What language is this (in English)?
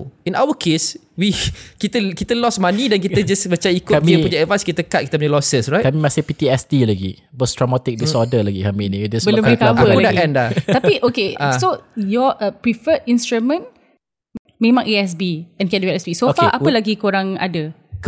Malay